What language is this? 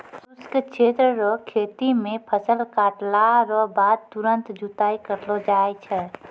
Maithili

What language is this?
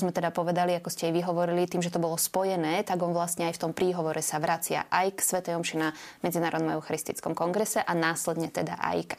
Slovak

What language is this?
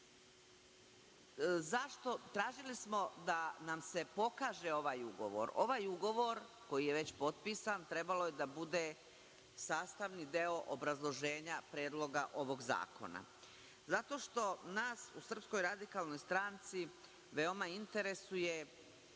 Serbian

